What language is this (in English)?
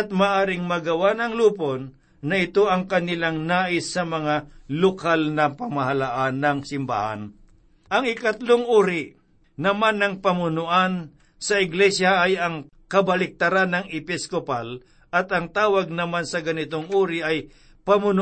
Filipino